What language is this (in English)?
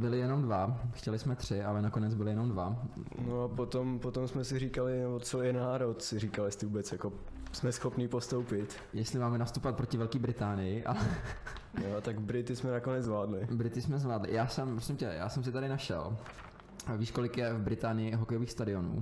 Czech